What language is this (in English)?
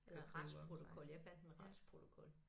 Danish